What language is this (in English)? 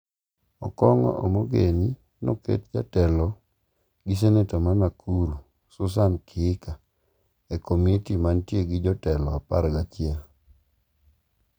Luo (Kenya and Tanzania)